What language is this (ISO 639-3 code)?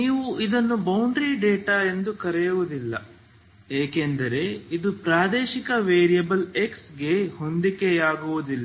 kan